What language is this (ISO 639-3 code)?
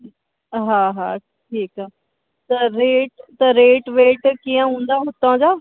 snd